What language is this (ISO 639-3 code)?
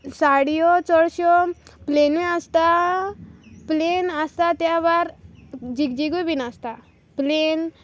kok